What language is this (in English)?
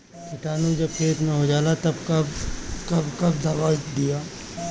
Bhojpuri